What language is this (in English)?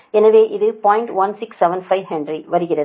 Tamil